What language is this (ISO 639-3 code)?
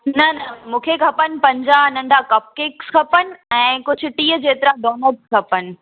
snd